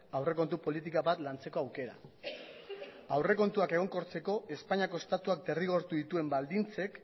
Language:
Basque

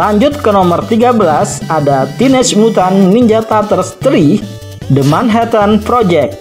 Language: Indonesian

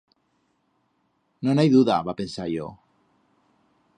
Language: Aragonese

